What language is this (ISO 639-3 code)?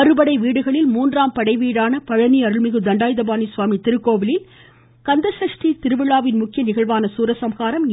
tam